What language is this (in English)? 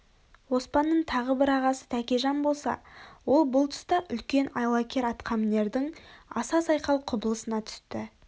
Kazakh